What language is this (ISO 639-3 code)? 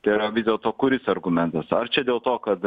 lit